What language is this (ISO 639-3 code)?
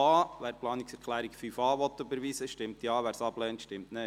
gsw